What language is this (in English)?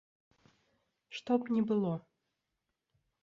Belarusian